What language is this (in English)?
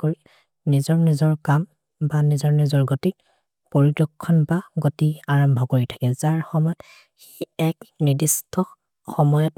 Maria (India)